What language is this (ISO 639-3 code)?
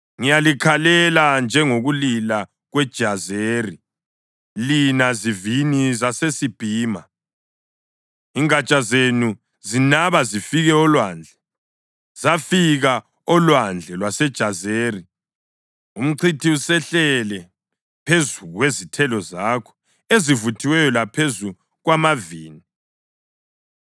nde